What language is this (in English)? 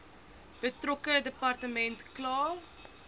Afrikaans